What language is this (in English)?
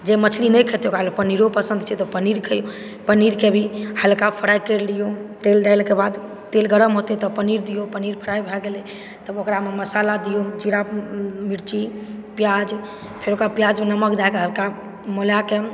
Maithili